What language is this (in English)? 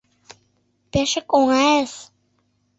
Mari